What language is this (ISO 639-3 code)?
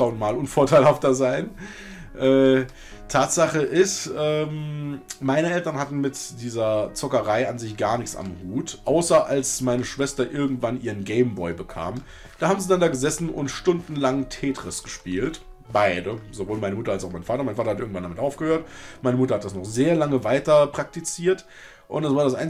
deu